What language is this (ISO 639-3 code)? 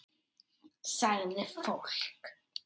isl